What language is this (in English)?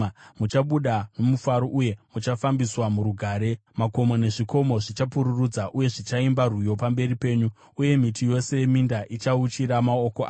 Shona